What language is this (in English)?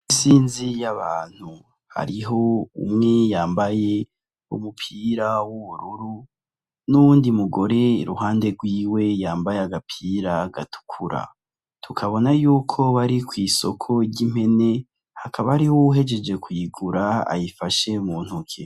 Rundi